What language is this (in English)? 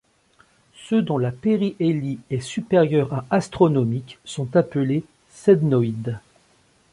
French